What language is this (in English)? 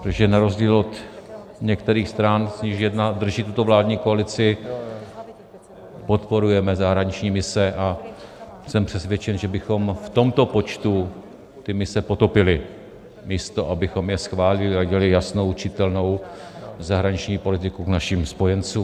Czech